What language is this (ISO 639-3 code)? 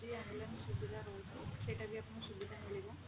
ori